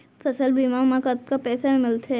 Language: Chhattisgarhi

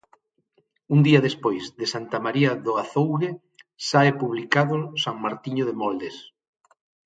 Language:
Galician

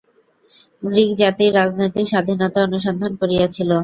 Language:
Bangla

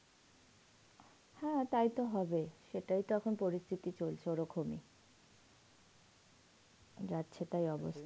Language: Bangla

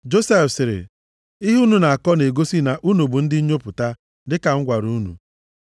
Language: Igbo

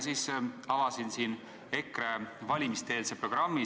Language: Estonian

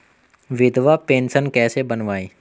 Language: Hindi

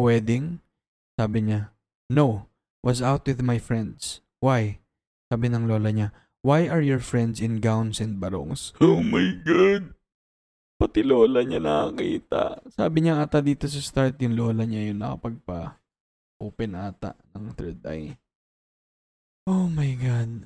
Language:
Filipino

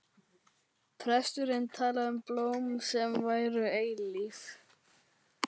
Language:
Icelandic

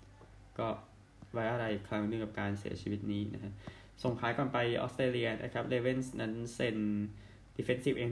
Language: Thai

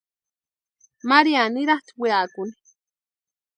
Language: Western Highland Purepecha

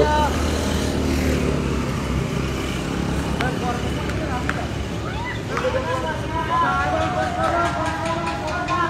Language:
Indonesian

